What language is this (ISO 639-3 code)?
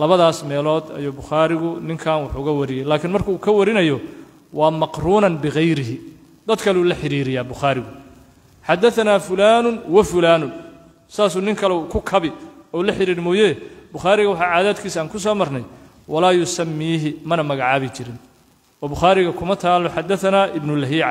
ara